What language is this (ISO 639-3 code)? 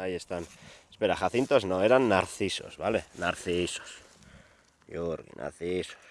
spa